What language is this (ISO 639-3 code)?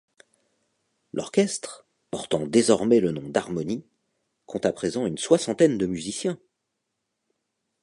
fra